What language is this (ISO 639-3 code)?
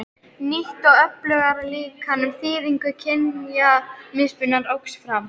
isl